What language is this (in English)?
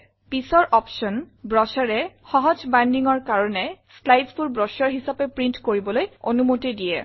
Assamese